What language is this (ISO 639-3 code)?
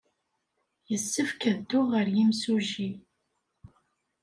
kab